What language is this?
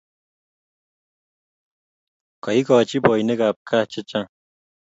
Kalenjin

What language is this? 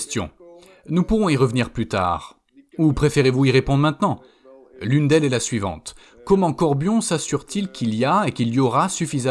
French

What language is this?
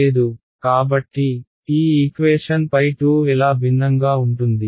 Telugu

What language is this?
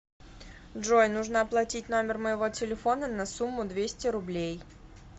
Russian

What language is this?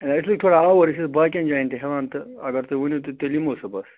Kashmiri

